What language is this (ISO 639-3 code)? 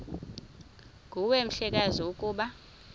xho